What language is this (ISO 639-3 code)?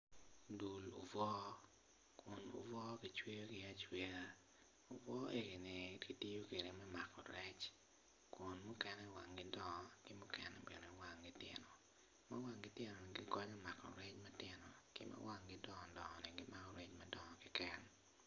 ach